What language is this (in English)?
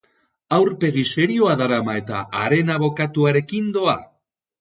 Basque